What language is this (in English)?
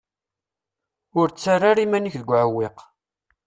Kabyle